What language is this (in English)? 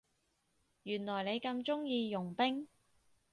Cantonese